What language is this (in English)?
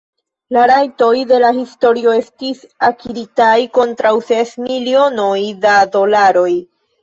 Esperanto